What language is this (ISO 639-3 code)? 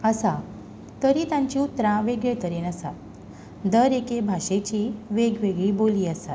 kok